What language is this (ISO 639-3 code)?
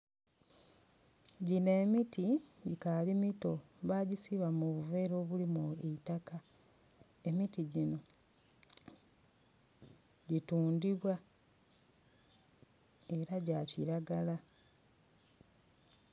xog